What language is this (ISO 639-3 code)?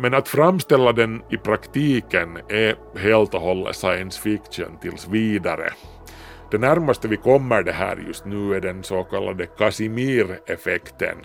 swe